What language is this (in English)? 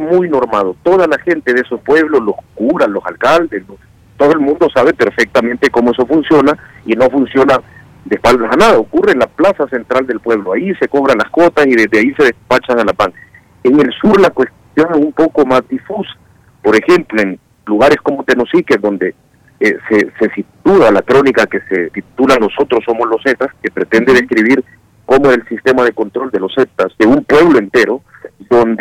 Spanish